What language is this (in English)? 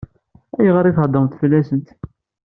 Kabyle